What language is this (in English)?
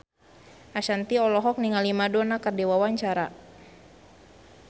Sundanese